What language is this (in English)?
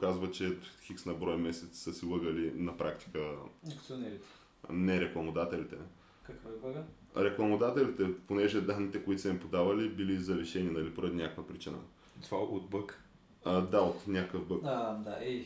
Bulgarian